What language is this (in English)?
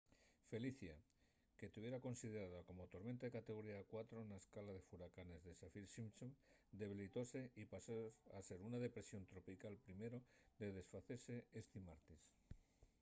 Asturian